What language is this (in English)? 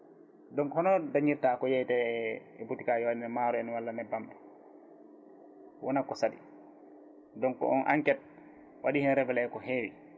Fula